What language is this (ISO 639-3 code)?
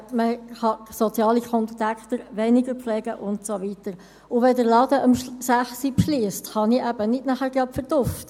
gsw